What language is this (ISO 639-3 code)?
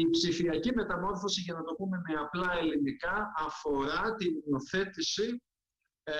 ell